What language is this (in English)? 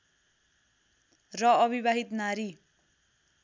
Nepali